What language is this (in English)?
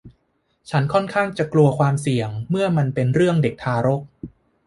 Thai